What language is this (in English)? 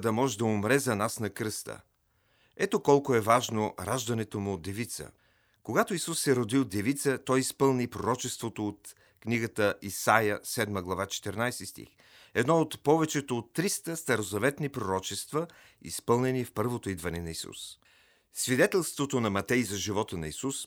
Bulgarian